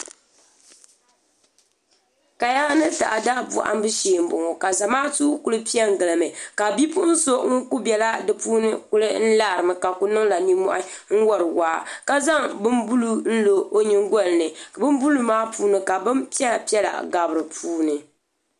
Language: Dagbani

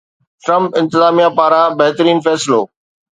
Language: Sindhi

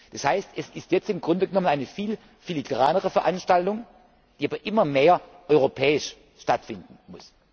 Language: German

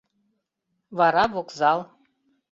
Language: Mari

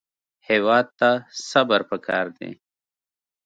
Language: Pashto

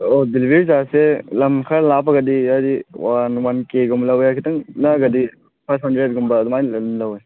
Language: Manipuri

